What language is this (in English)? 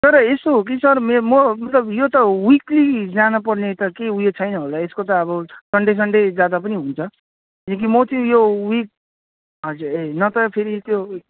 Nepali